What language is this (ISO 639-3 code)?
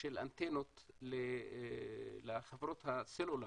heb